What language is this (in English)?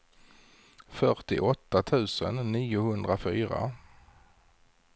Swedish